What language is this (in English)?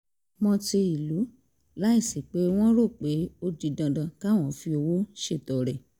Yoruba